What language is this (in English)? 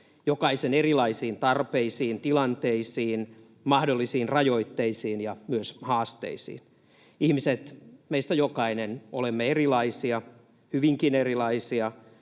Finnish